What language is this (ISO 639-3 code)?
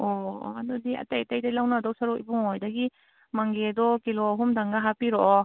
mni